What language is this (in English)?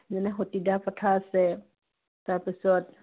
Assamese